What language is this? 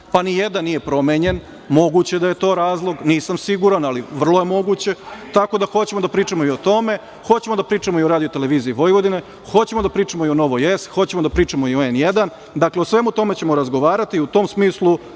Serbian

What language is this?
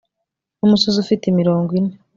Kinyarwanda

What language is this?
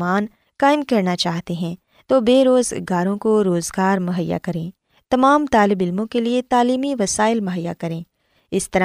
Urdu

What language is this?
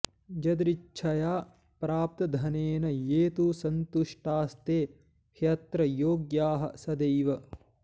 Sanskrit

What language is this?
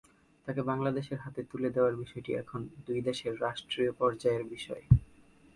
Bangla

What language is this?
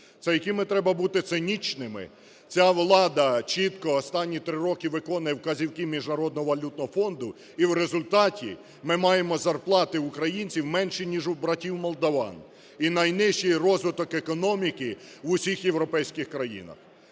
Ukrainian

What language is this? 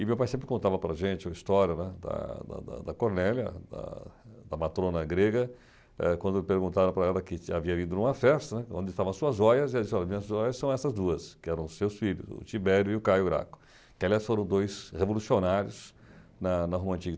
Portuguese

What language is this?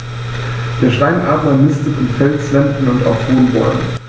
German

